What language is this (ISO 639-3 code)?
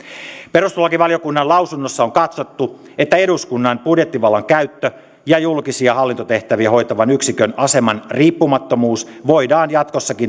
fin